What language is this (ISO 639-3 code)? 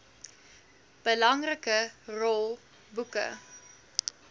afr